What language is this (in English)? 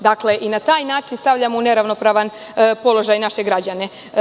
Serbian